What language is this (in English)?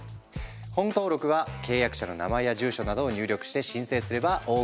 Japanese